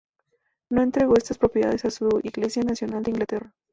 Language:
Spanish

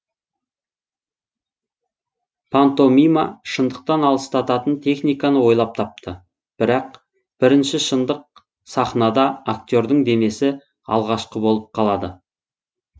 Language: Kazakh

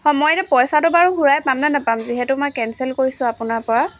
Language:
Assamese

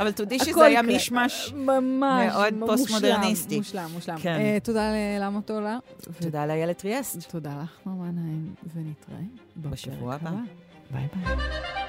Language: Hebrew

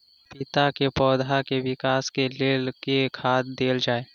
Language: Maithili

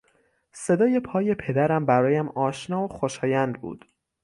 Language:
Persian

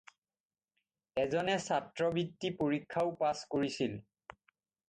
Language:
Assamese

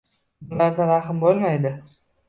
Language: Uzbek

